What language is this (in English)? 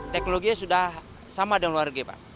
Indonesian